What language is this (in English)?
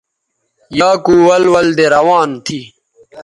Bateri